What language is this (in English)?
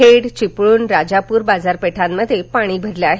Marathi